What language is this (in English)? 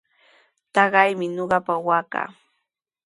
Sihuas Ancash Quechua